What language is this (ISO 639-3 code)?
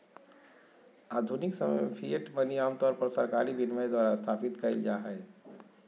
mag